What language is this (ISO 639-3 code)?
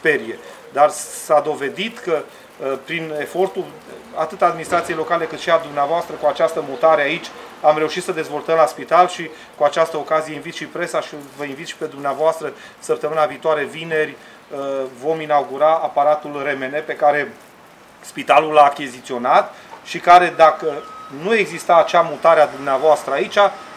ron